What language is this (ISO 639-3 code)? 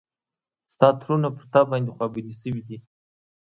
pus